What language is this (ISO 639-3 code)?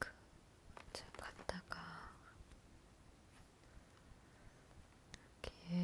kor